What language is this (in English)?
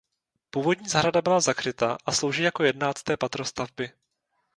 Czech